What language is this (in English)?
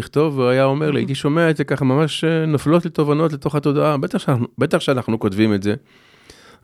Hebrew